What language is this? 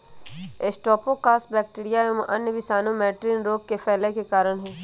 Magahi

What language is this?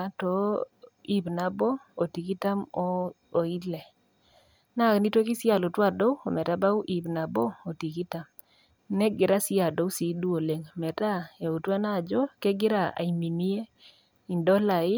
Masai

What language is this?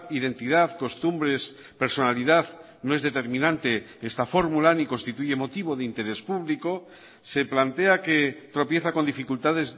Spanish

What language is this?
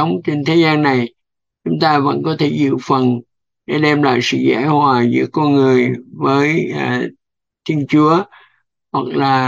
Vietnamese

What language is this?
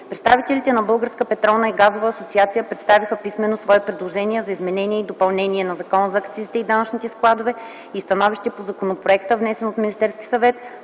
Bulgarian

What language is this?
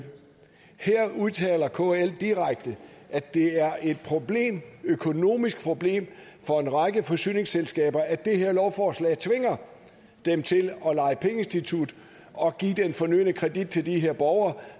Danish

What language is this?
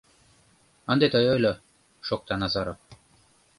Mari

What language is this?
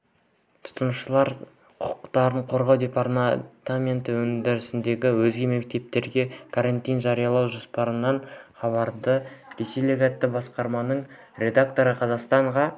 Kazakh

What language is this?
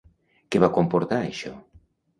Catalan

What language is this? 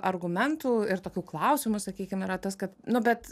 Lithuanian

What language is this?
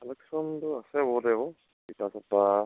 Assamese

